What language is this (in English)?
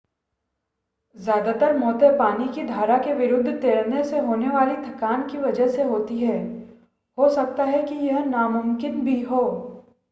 Hindi